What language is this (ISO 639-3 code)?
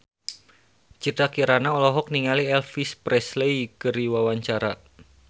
sun